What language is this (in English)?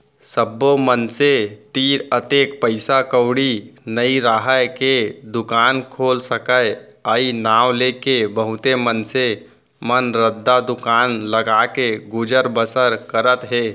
Chhattisgarhi